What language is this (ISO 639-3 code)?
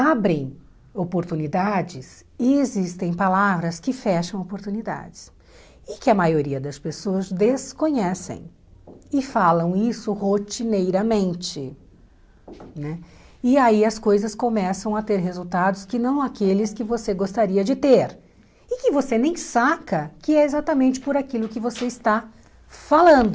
por